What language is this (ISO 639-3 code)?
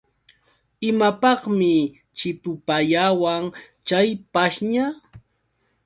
qux